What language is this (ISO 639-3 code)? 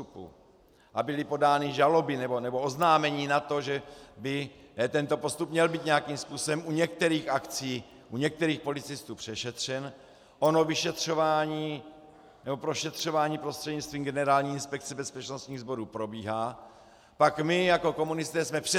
ces